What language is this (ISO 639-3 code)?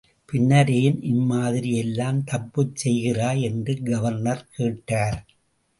tam